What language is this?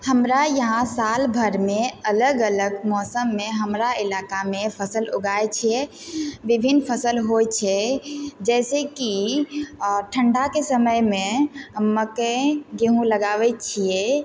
Maithili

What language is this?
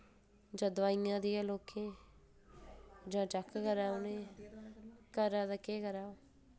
Dogri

